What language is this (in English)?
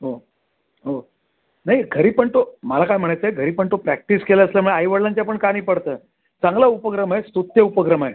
Marathi